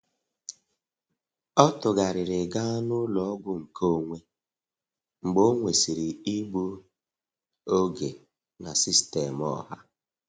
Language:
Igbo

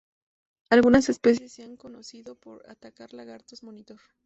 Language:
Spanish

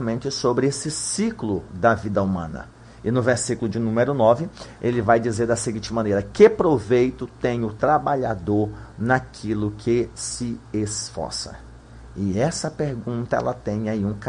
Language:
Portuguese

